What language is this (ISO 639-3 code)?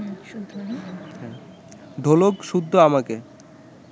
ben